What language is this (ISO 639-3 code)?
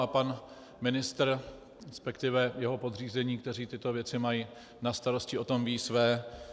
ces